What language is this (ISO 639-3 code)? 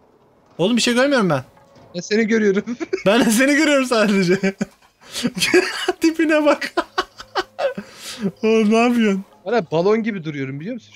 tur